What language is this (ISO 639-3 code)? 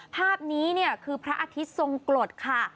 tha